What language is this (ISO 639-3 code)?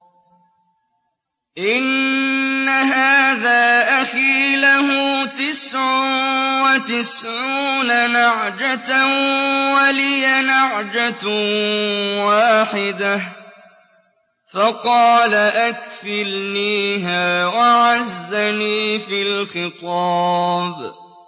ara